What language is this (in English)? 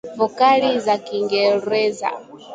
Swahili